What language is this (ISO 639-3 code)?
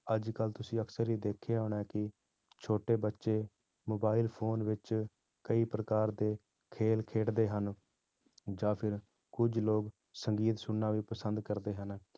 pan